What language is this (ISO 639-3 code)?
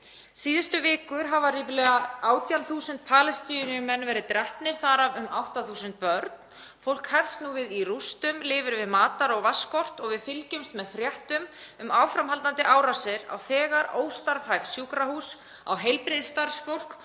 isl